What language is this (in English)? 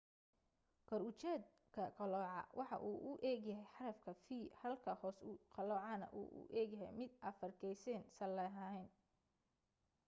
Somali